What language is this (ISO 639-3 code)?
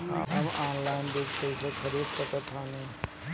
bho